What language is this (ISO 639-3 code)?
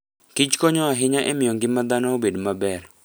luo